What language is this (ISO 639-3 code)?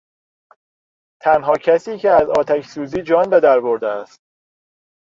fas